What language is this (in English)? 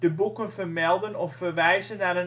Dutch